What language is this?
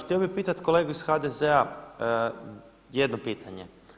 Croatian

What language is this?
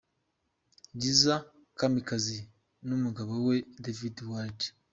Kinyarwanda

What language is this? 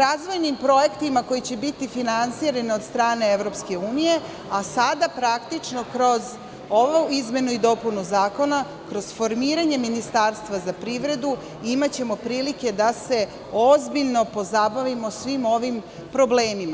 Serbian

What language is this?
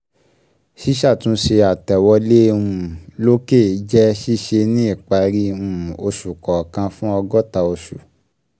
Yoruba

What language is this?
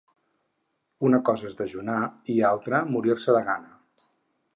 Catalan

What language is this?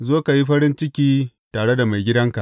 Hausa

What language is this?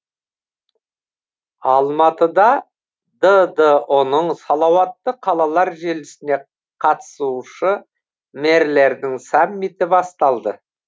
Kazakh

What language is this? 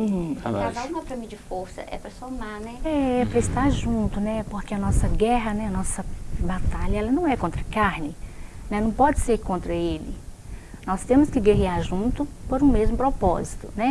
Portuguese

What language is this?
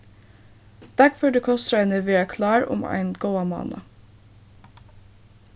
Faroese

